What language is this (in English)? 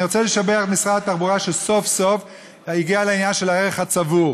Hebrew